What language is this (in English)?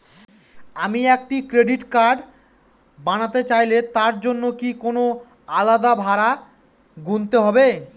Bangla